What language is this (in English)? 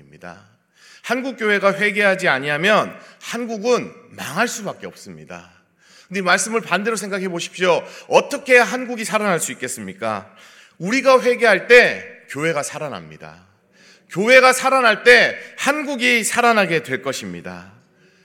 Korean